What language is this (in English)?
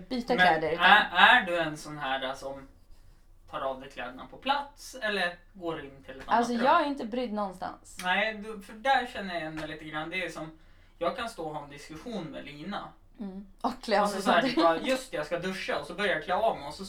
Swedish